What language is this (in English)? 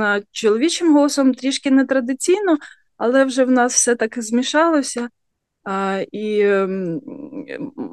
Ukrainian